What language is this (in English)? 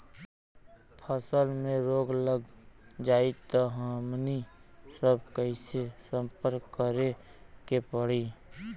Bhojpuri